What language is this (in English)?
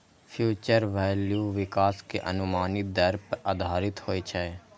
Maithili